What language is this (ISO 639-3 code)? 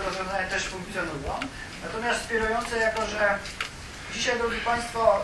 pol